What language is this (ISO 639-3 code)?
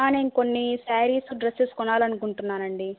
tel